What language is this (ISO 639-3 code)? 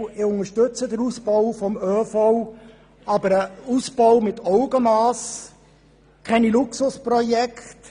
gsw